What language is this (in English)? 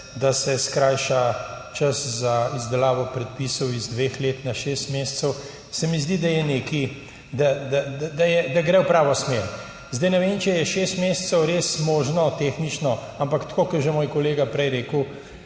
Slovenian